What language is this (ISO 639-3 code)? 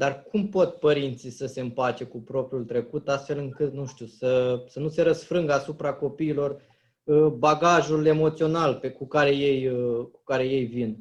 ron